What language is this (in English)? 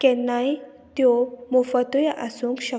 Konkani